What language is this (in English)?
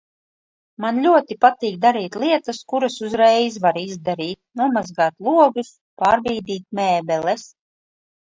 Latvian